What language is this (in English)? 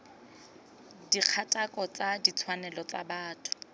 Tswana